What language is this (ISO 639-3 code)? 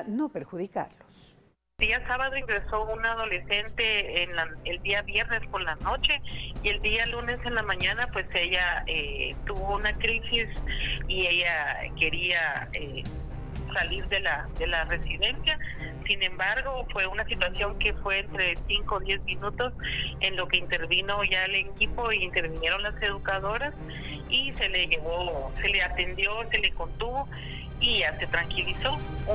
spa